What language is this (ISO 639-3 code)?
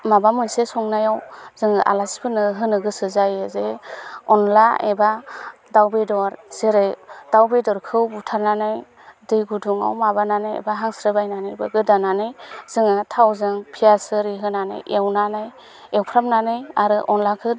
brx